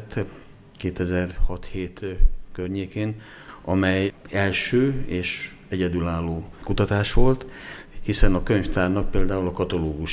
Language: Hungarian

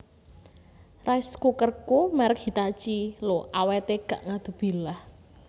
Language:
Javanese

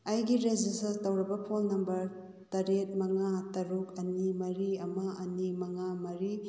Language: Manipuri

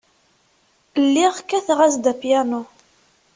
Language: Kabyle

